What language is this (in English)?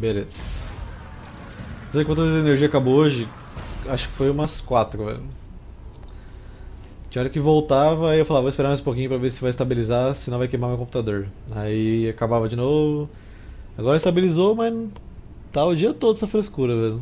Portuguese